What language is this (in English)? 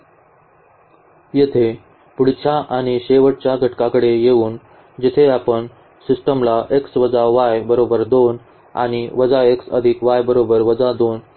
Marathi